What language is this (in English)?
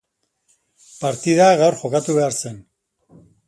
Basque